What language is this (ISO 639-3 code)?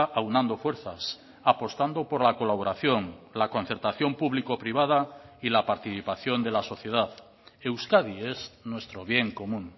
spa